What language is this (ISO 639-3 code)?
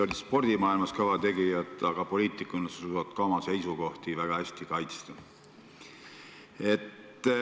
est